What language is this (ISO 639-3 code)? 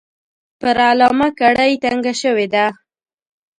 pus